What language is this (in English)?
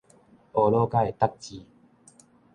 Min Nan Chinese